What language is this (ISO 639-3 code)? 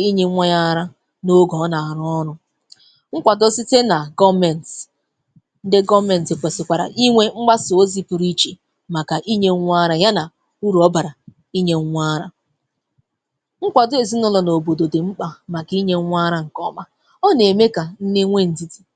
ibo